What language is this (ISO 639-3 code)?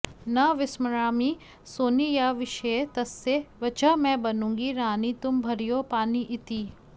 san